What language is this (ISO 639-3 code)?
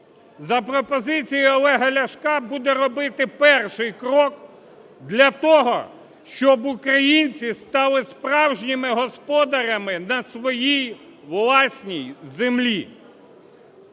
ukr